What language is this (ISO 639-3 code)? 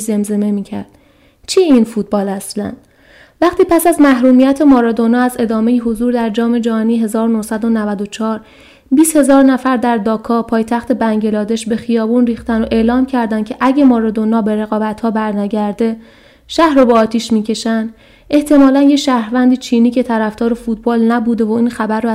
fas